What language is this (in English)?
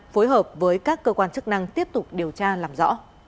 Vietnamese